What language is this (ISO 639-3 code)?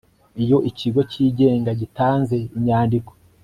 kin